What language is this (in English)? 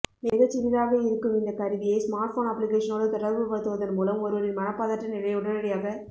Tamil